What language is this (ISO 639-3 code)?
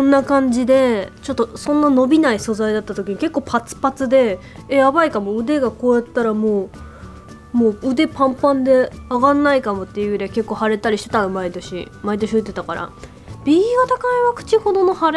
jpn